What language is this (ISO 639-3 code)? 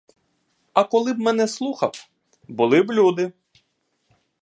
ukr